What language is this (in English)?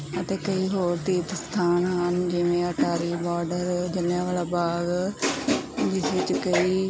Punjabi